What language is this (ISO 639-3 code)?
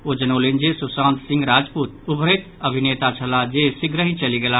mai